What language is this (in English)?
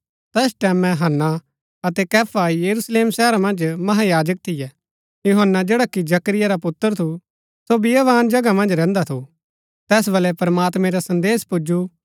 Gaddi